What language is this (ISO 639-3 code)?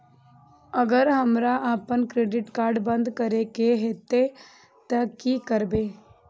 mai